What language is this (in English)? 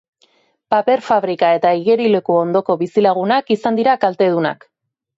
Basque